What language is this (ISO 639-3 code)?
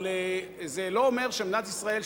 heb